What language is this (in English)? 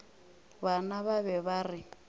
Northern Sotho